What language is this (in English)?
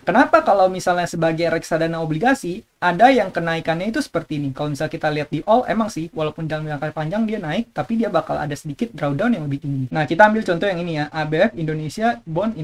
Indonesian